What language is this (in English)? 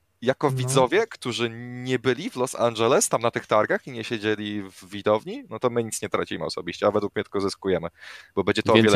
Polish